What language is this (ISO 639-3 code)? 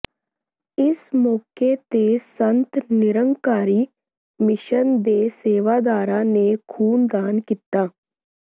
pan